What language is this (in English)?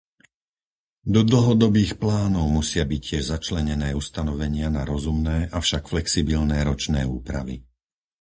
Slovak